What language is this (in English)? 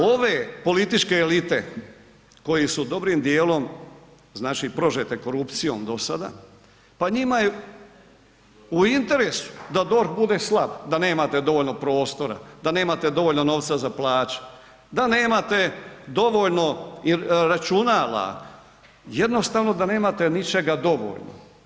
Croatian